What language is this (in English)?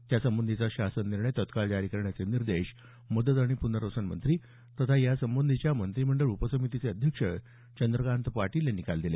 Marathi